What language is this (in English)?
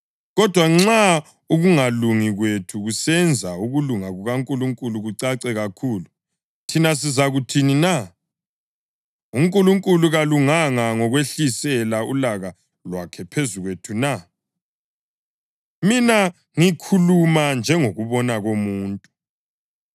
North Ndebele